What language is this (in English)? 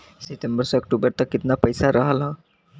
Bhojpuri